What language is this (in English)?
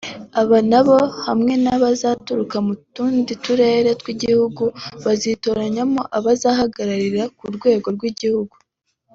Kinyarwanda